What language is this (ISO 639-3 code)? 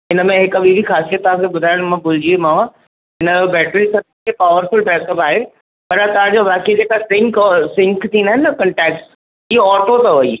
snd